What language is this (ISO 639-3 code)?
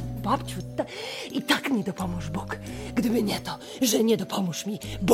pol